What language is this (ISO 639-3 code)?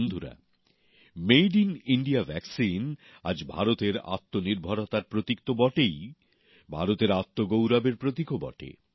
ben